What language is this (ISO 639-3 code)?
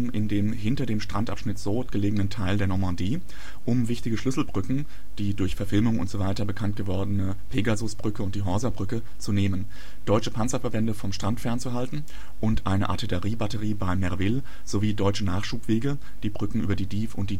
deu